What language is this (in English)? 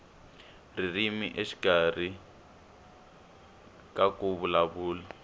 Tsonga